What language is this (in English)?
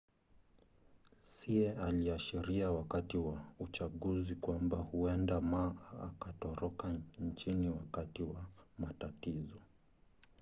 Swahili